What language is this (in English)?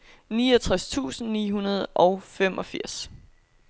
Danish